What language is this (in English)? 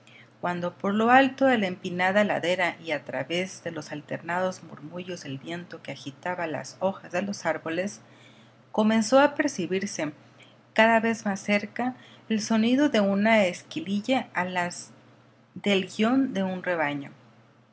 Spanish